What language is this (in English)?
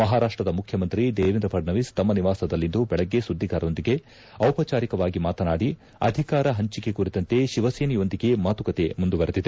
Kannada